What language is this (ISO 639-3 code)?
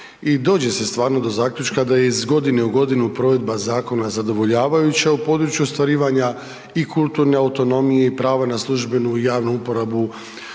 hrv